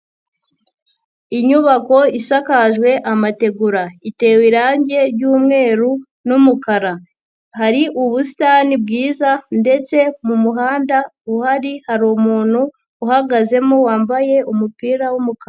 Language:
Kinyarwanda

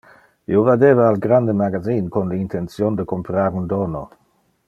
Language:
Interlingua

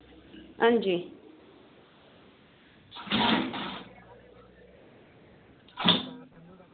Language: Dogri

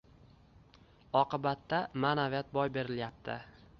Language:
Uzbek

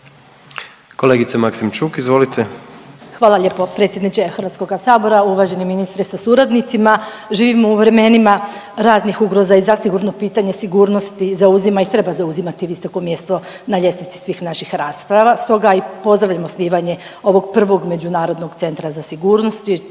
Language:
Croatian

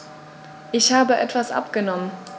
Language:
German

